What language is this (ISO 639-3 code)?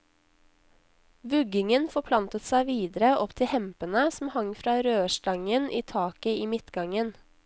nor